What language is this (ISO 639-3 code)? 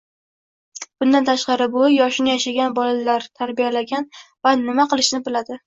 uzb